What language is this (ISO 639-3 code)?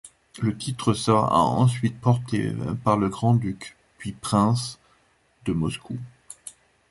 fra